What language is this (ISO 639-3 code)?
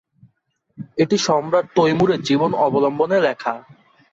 ben